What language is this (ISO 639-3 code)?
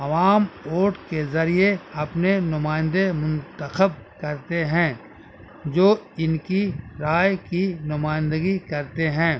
urd